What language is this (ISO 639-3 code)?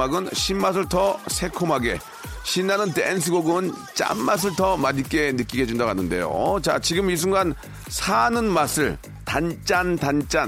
kor